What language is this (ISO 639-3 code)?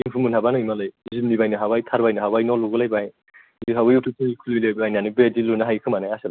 brx